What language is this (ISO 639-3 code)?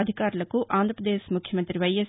tel